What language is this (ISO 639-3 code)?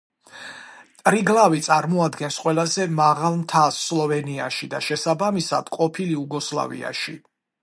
kat